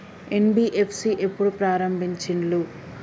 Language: Telugu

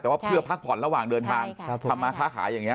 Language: Thai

